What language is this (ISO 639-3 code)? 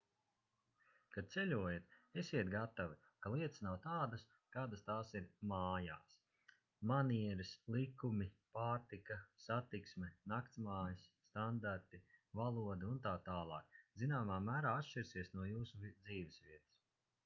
lav